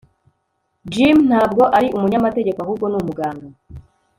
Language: Kinyarwanda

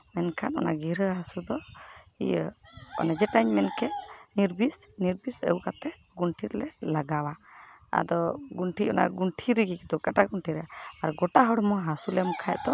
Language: Santali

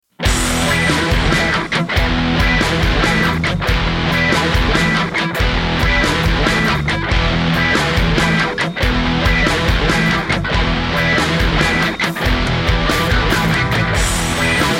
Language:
Spanish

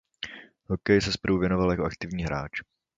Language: Czech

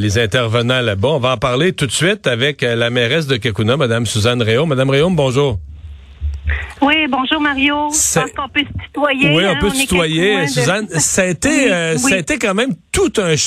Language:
French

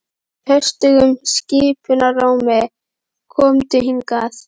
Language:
Icelandic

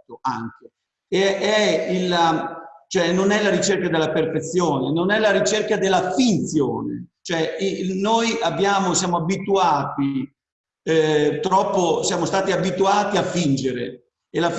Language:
Italian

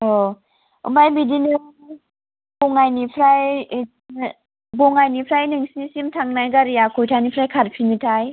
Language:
Bodo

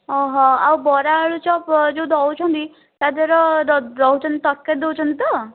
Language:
Odia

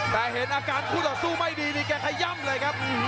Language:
Thai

